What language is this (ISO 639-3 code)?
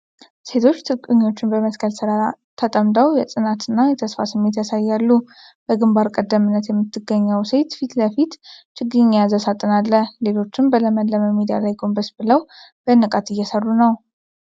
amh